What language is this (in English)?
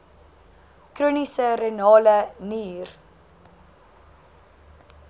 Afrikaans